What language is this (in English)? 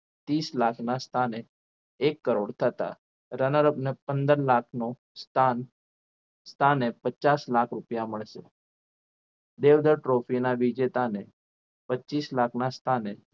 Gujarati